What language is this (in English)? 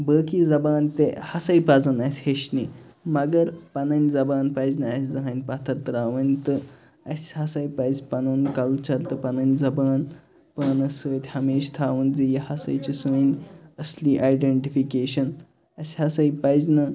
Kashmiri